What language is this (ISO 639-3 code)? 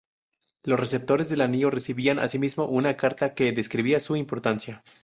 spa